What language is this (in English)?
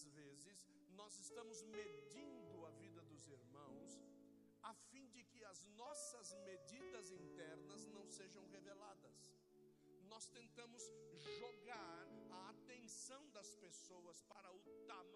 Portuguese